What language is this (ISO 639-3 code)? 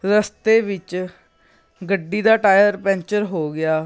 pan